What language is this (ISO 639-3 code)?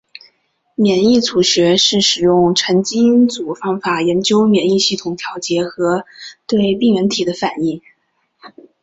zho